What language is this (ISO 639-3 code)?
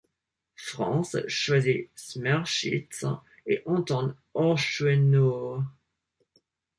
fra